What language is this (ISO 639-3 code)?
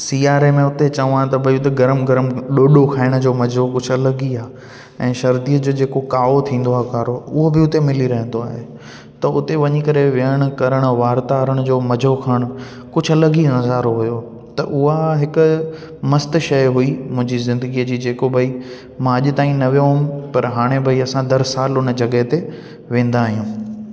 snd